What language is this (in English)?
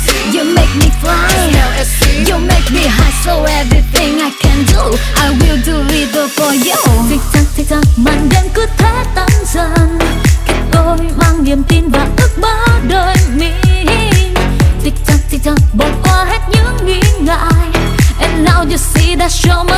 Dutch